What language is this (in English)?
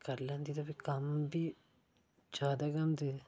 Dogri